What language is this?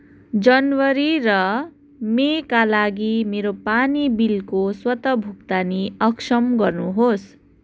Nepali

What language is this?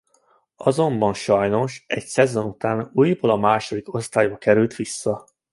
Hungarian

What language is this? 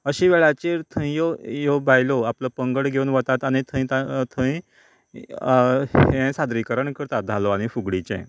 Konkani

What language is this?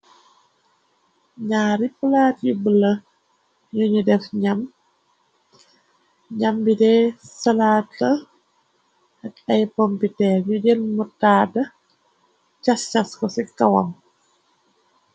Wolof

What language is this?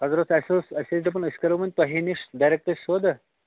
Kashmiri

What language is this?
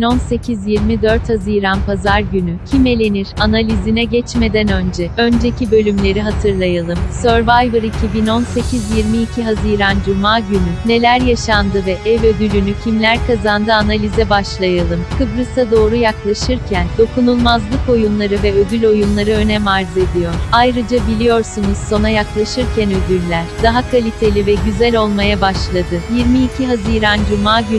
Turkish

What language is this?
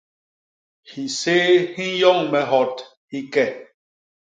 Basaa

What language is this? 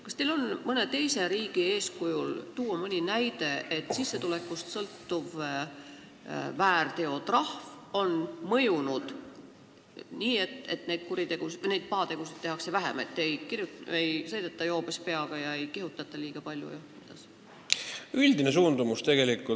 Estonian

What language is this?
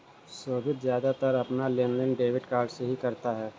Hindi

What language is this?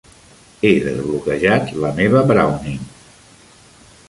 Catalan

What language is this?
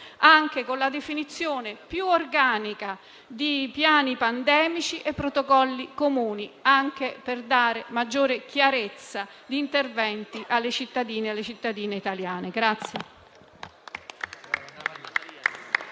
Italian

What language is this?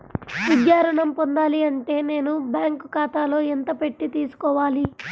Telugu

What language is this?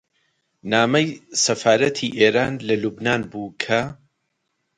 Central Kurdish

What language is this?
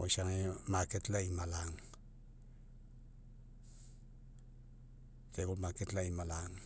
Mekeo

